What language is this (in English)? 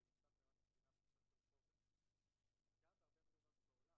Hebrew